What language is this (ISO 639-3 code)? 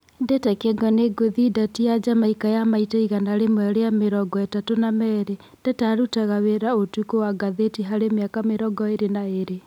kik